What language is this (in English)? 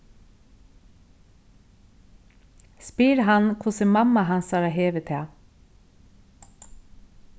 Faroese